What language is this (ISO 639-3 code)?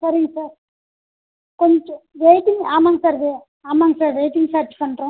tam